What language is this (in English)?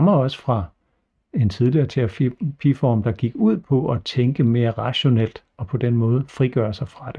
Danish